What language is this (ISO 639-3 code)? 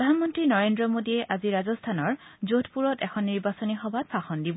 asm